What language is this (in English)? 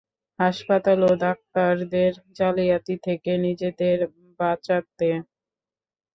Bangla